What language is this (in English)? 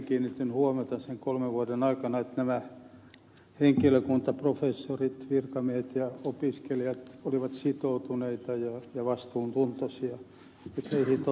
Finnish